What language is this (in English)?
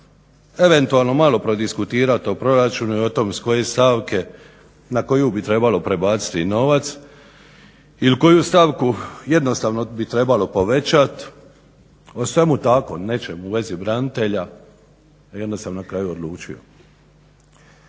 Croatian